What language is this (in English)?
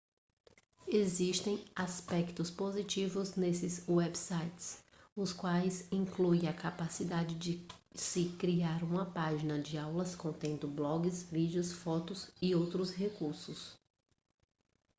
Portuguese